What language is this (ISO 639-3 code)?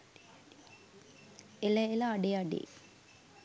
sin